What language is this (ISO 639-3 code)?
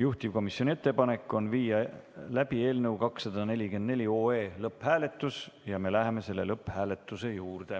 est